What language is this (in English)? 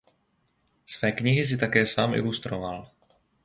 Czech